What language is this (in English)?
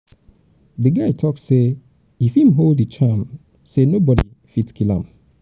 Nigerian Pidgin